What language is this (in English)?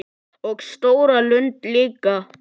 Icelandic